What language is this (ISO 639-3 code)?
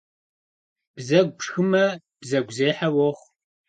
kbd